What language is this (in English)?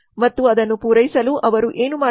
Kannada